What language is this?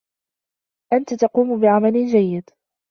Arabic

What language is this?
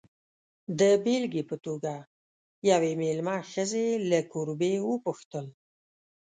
Pashto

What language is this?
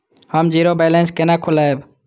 Maithili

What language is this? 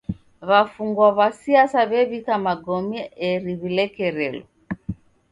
Taita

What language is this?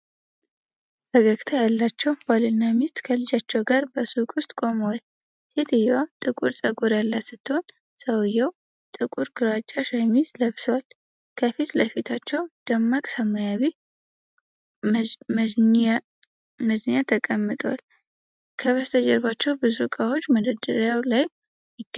Amharic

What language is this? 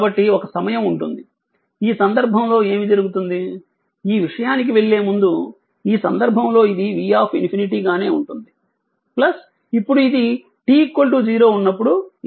Telugu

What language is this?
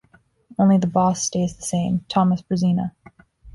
English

